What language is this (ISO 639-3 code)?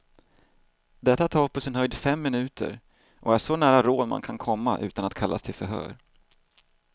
swe